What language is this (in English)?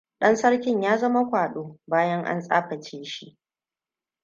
Hausa